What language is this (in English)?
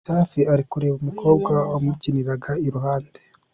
Kinyarwanda